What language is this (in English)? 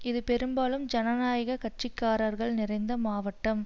Tamil